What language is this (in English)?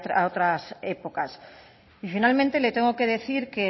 Spanish